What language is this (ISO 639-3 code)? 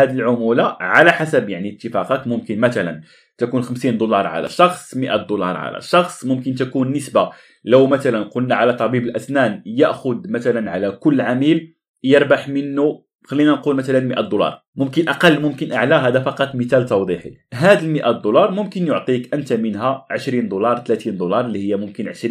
ara